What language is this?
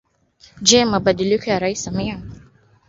Swahili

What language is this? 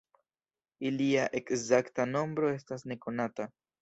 Esperanto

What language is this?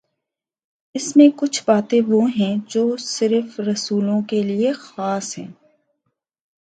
Urdu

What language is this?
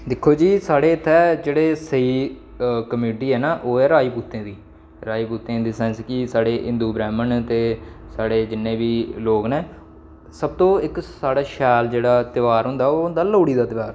Dogri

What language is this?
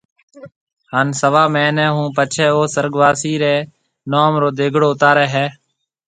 Marwari (Pakistan)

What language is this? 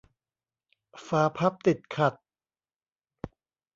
Thai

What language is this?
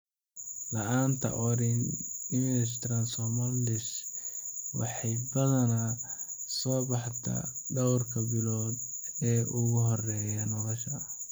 Somali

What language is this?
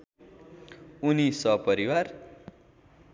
Nepali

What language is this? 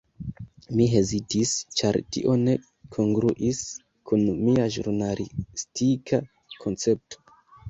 Esperanto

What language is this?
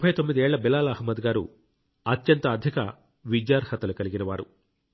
Telugu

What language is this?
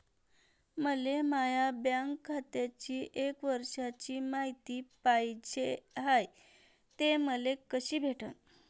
Marathi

